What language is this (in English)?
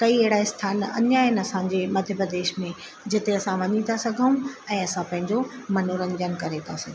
Sindhi